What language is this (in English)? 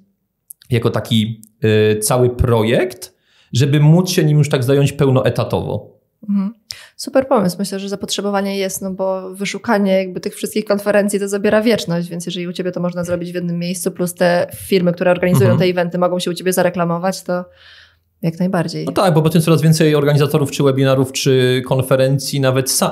Polish